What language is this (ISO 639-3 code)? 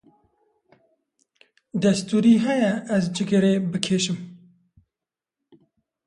kur